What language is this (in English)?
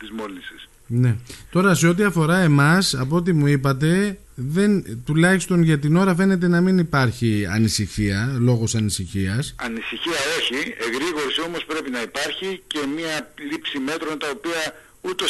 Greek